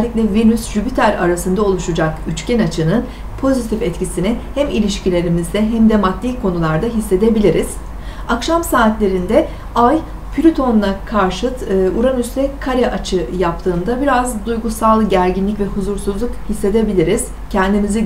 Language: Turkish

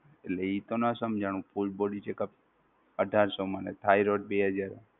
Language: Gujarati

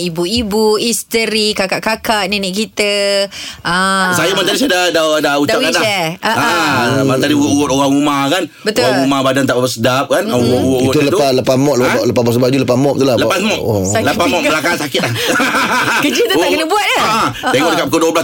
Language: Malay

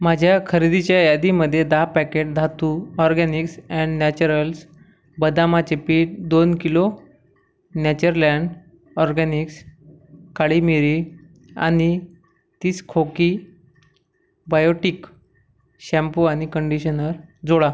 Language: Marathi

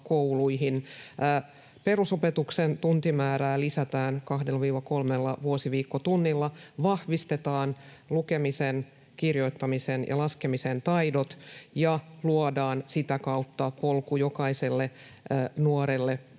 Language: Finnish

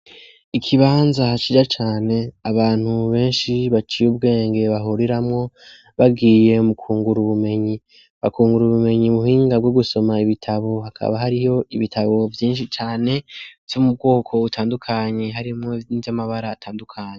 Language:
Rundi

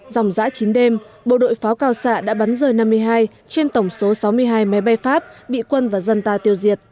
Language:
Vietnamese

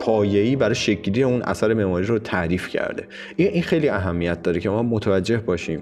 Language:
Persian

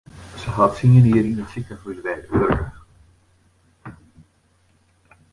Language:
Western Frisian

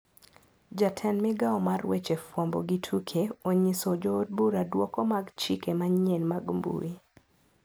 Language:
Luo (Kenya and Tanzania)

